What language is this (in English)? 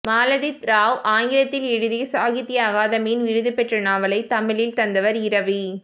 Tamil